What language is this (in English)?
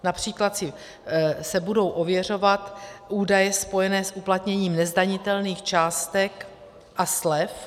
Czech